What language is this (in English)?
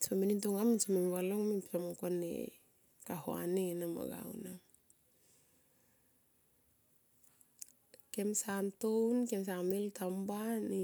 Tomoip